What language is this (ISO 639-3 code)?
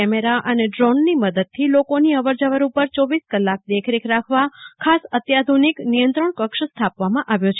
guj